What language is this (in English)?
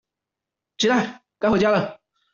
Chinese